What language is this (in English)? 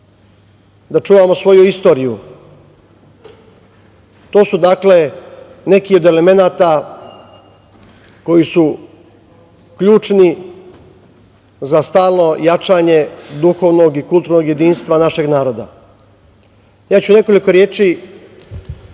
Serbian